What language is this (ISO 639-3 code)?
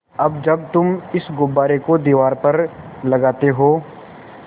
hin